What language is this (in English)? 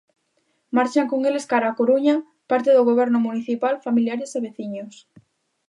Galician